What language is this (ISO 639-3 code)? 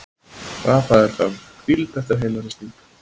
isl